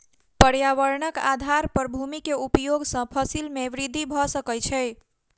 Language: Maithili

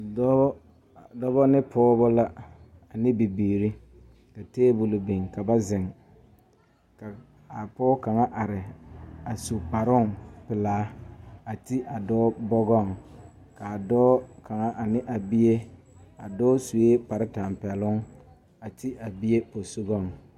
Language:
Southern Dagaare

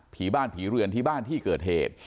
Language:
Thai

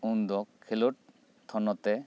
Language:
Santali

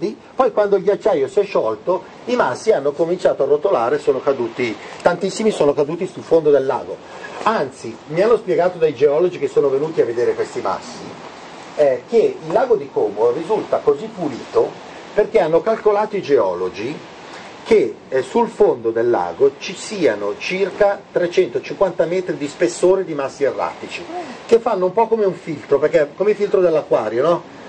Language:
Italian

